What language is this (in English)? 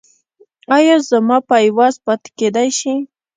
Pashto